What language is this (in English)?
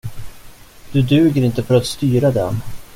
Swedish